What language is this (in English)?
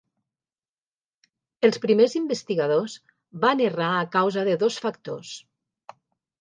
Catalan